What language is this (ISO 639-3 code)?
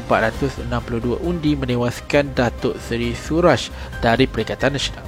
msa